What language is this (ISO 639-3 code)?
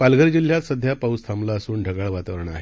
mar